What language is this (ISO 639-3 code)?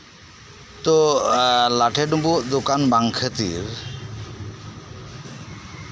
sat